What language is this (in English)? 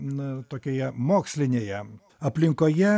Lithuanian